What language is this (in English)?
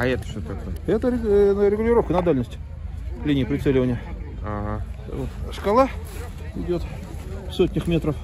Russian